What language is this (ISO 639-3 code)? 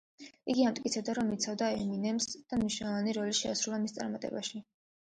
kat